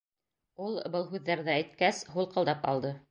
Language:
Bashkir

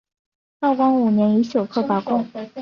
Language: Chinese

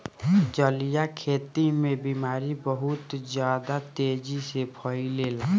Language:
Bhojpuri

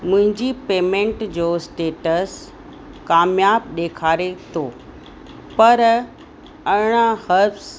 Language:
Sindhi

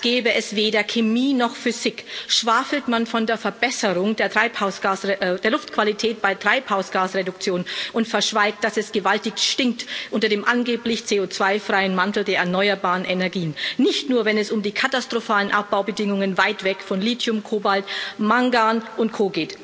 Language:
German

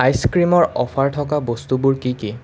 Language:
Assamese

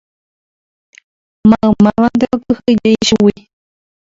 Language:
Guarani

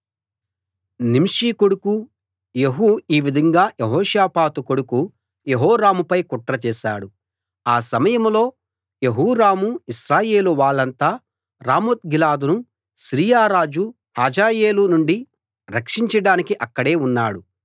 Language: Telugu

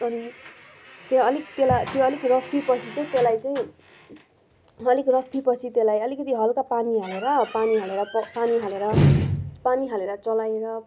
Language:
Nepali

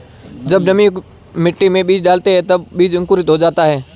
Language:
Hindi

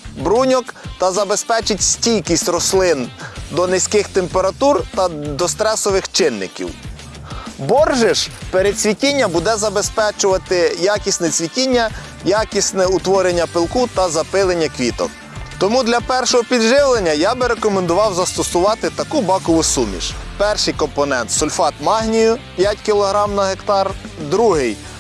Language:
Ukrainian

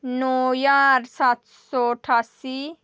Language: Dogri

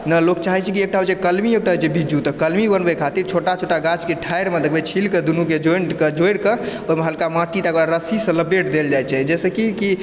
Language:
Maithili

